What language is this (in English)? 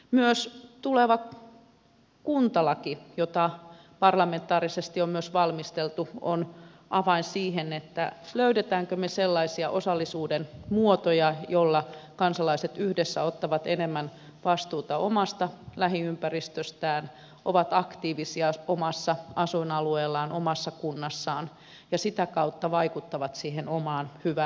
Finnish